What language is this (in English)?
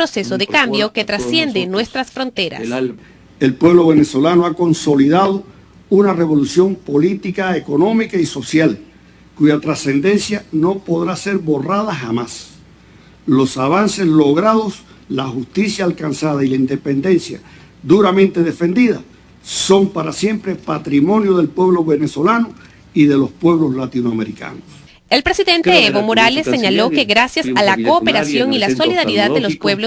Spanish